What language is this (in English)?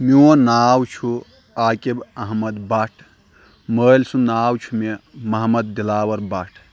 Kashmiri